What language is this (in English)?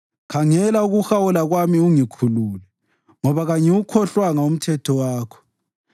North Ndebele